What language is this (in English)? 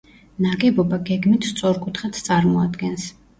Georgian